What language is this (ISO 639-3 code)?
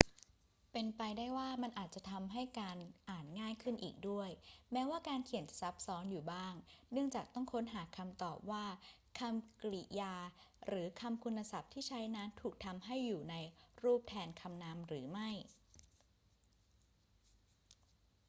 tha